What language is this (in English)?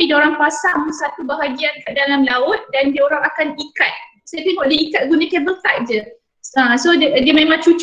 Malay